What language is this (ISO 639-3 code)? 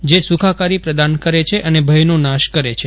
guj